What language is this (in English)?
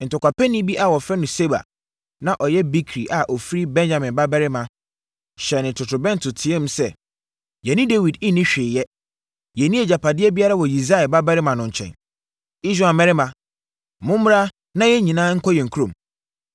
Akan